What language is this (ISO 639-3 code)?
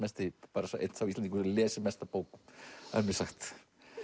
isl